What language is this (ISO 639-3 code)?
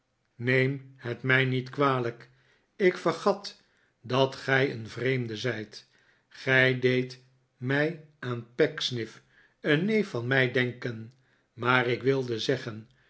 nld